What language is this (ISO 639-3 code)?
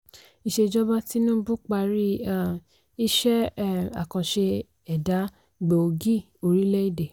yor